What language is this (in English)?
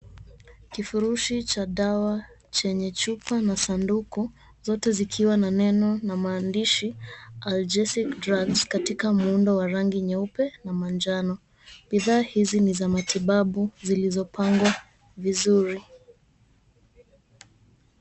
Swahili